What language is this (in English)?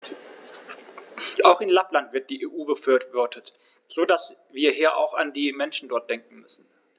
German